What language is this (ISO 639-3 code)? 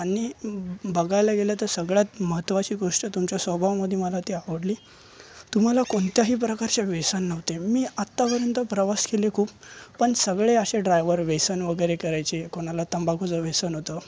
mar